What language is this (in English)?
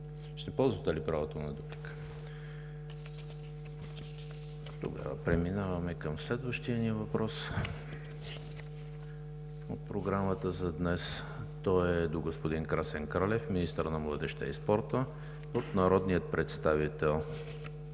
Bulgarian